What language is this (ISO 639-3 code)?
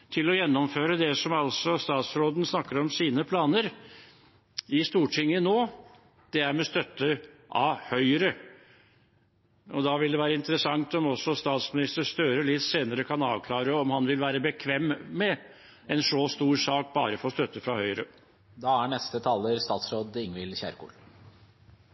nob